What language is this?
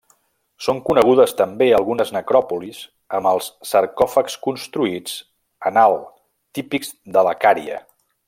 Catalan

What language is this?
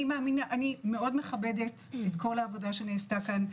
Hebrew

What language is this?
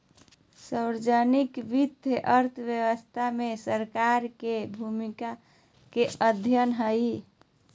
Magahi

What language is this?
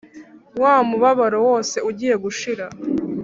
Kinyarwanda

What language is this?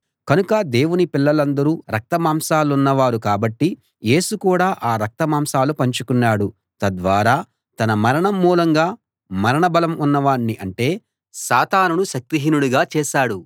Telugu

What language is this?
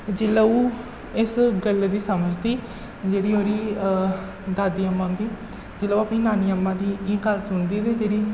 Dogri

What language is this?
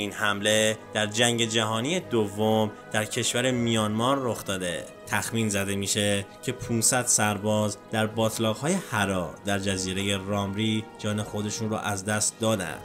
Persian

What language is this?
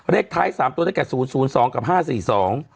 Thai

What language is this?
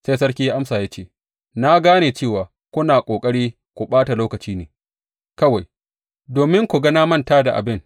Hausa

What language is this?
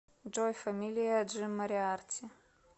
Russian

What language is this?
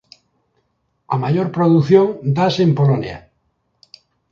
Galician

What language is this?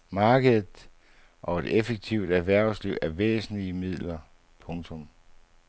Danish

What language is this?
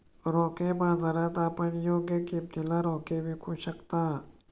Marathi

